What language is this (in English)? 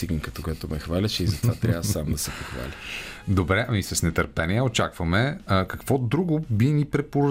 Bulgarian